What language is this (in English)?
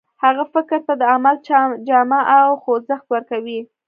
Pashto